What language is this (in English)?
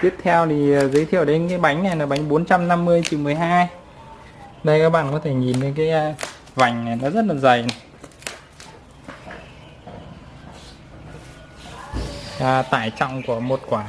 Vietnamese